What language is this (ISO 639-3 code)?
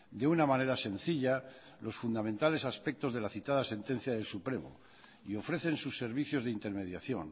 spa